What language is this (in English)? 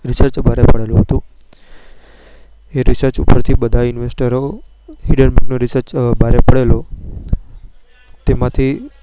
Gujarati